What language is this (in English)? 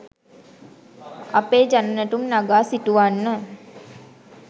Sinhala